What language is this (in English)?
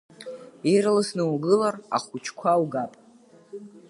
Abkhazian